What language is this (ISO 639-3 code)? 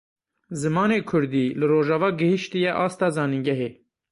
kur